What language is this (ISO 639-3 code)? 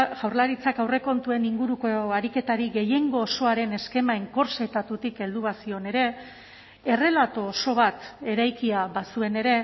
eus